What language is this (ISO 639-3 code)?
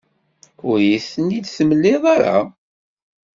kab